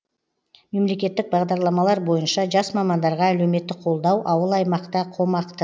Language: Kazakh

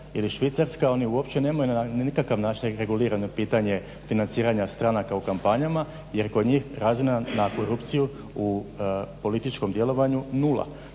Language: Croatian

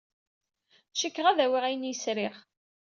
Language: Kabyle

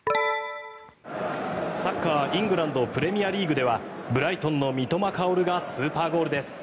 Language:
Japanese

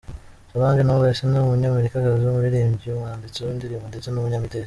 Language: Kinyarwanda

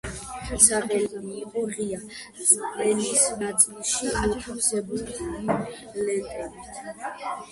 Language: Georgian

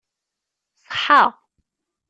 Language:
Kabyle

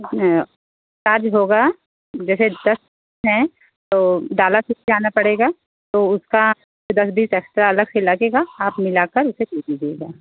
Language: Hindi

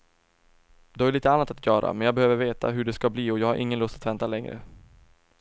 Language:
Swedish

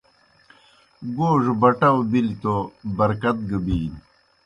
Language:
Kohistani Shina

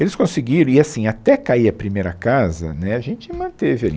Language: Portuguese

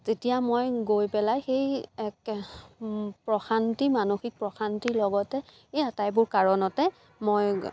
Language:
Assamese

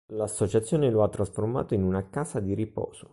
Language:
Italian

